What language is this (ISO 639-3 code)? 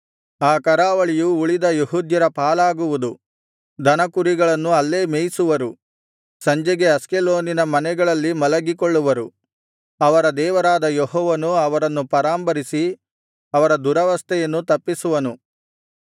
kan